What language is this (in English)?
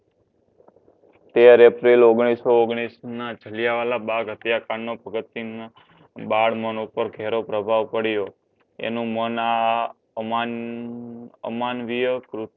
Gujarati